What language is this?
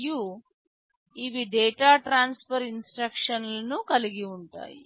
Telugu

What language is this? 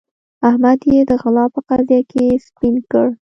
Pashto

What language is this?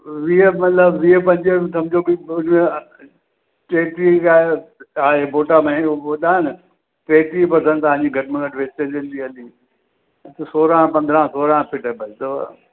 Sindhi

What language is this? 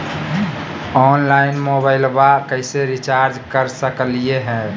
Magahi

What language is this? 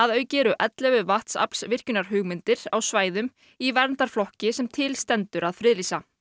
Icelandic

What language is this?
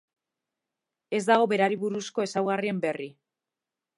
Basque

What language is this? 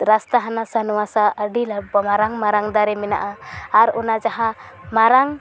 Santali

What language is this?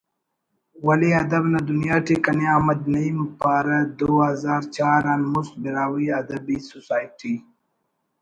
Brahui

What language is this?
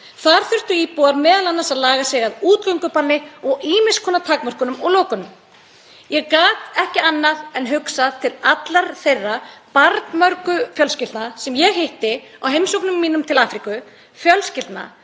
Icelandic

